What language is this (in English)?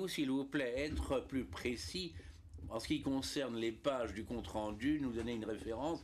French